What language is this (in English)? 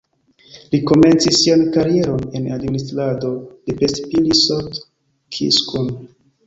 Esperanto